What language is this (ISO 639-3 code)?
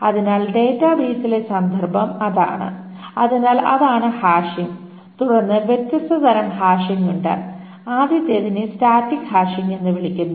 mal